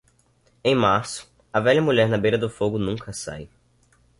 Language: Portuguese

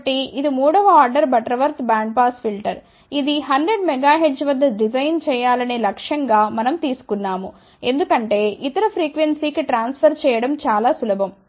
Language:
Telugu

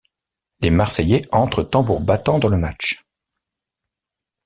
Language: French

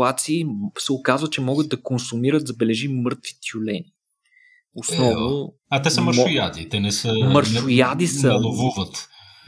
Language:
Bulgarian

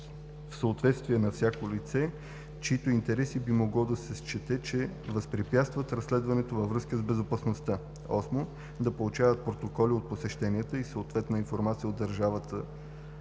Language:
Bulgarian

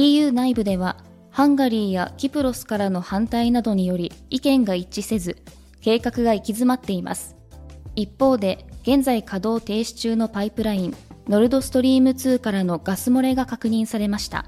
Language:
Japanese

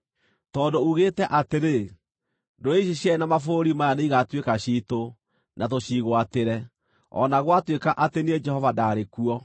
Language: Kikuyu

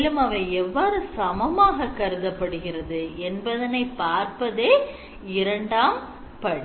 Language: Tamil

